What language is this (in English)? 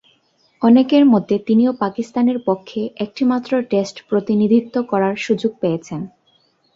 Bangla